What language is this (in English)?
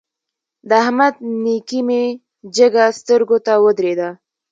Pashto